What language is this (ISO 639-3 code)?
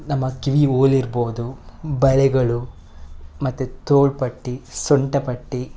kan